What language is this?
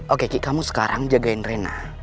Indonesian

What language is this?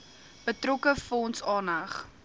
Afrikaans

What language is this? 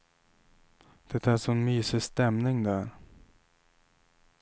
Swedish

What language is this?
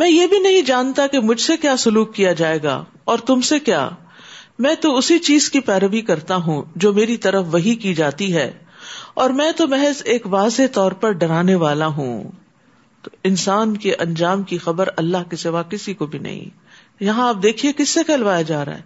Urdu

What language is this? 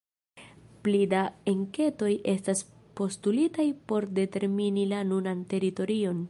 Esperanto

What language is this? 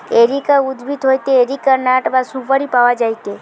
Bangla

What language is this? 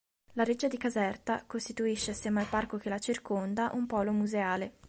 Italian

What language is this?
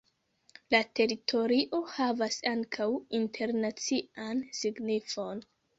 Esperanto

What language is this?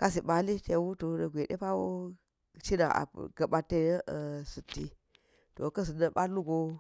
Geji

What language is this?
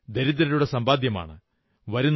Malayalam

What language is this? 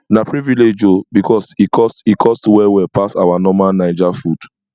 Nigerian Pidgin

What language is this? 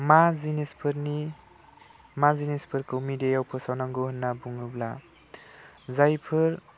Bodo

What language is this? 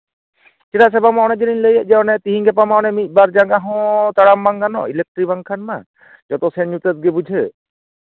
Santali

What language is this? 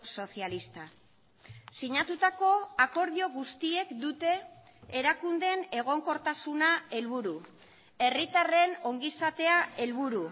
Basque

